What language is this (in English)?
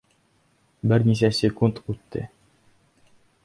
Bashkir